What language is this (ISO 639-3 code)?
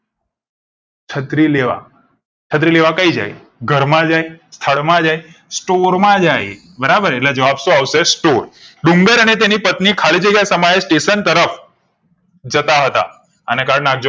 guj